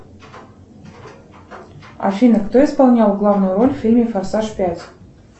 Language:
Russian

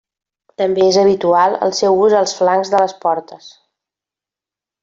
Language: Catalan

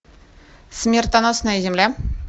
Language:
Russian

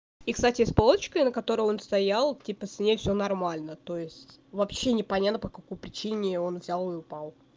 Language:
Russian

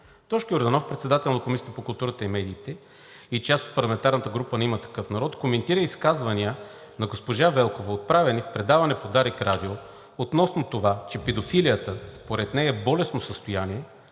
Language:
Bulgarian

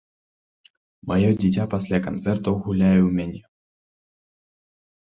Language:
Belarusian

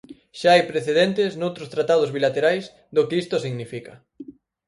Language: Galician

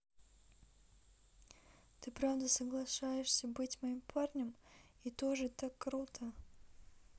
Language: Russian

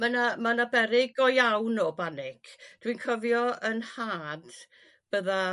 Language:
Welsh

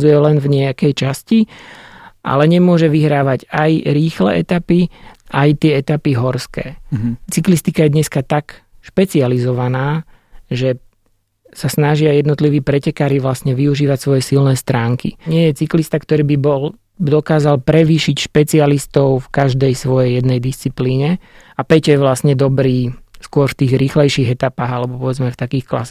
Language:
Slovak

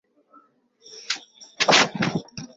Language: Swahili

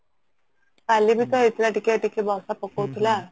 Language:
Odia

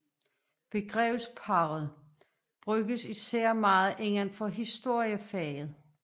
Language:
Danish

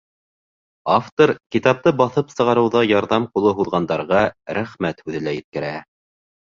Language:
Bashkir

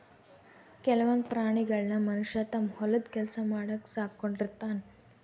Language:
Kannada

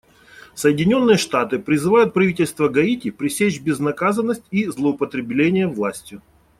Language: Russian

